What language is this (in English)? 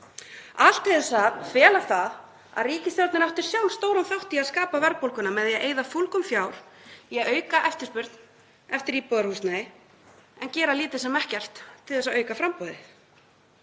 Icelandic